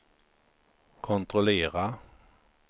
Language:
Swedish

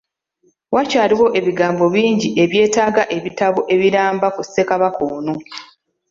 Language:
Ganda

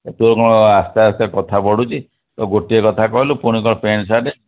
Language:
Odia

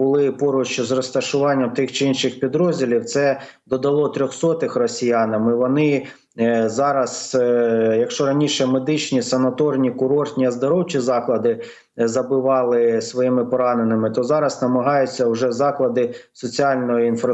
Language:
Ukrainian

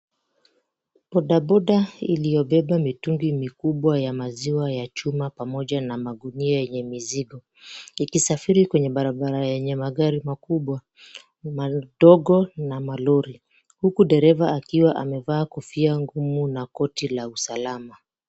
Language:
Swahili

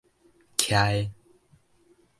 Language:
Min Nan Chinese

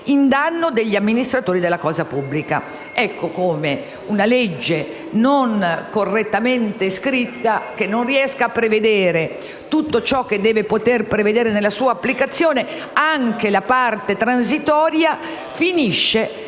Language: Italian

